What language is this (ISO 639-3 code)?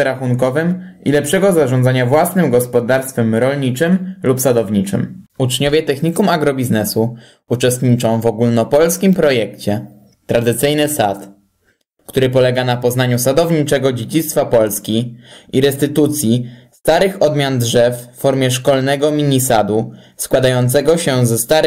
pol